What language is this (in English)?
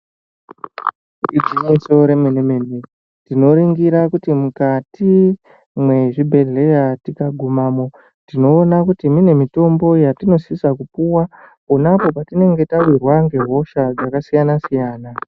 Ndau